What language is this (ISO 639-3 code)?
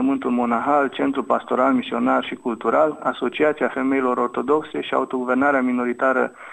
ron